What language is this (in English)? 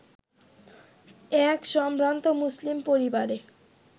Bangla